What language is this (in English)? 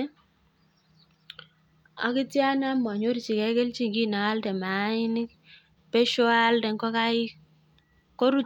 Kalenjin